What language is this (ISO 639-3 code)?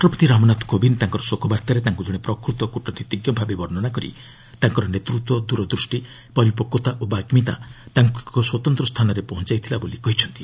ori